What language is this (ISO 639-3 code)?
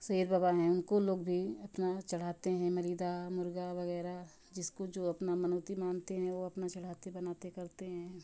hin